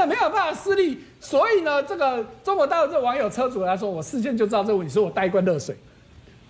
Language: Chinese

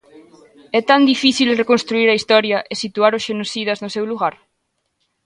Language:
Galician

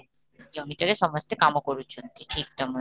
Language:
Odia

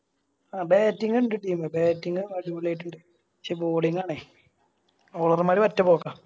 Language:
Malayalam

